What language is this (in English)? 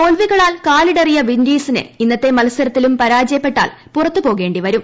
Malayalam